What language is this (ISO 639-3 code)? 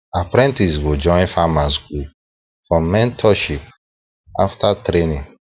pcm